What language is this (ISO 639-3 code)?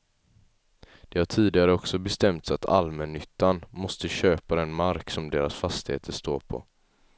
swe